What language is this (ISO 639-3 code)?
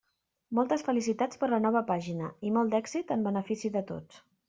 cat